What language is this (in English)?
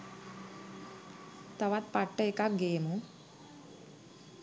Sinhala